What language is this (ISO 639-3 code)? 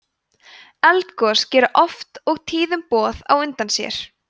isl